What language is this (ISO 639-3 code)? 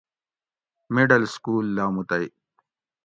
gwc